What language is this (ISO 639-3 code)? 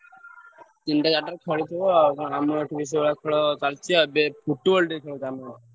ori